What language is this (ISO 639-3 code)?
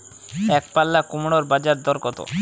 ben